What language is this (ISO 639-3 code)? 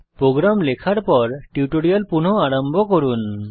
ben